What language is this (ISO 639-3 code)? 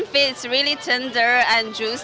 ind